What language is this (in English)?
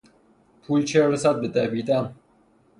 Persian